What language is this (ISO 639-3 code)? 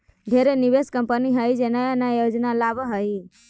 mag